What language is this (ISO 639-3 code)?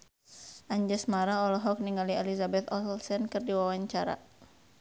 sun